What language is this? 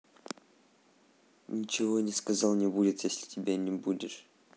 Russian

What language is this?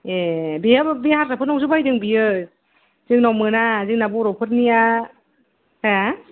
Bodo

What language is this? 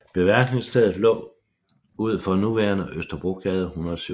Danish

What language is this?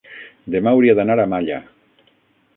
Catalan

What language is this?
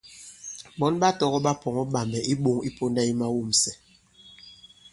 Bankon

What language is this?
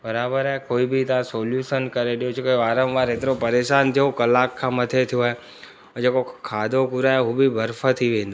Sindhi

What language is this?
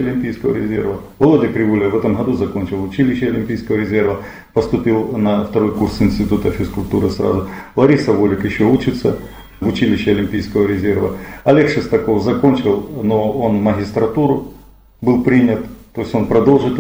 Russian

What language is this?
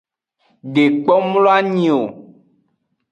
Aja (Benin)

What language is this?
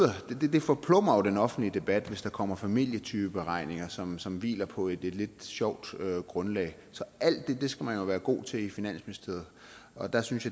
Danish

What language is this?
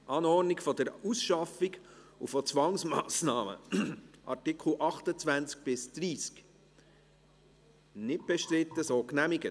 Swiss German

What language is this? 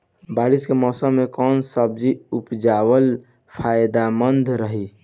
Bhojpuri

